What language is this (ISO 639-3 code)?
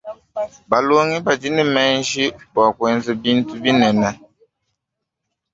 lua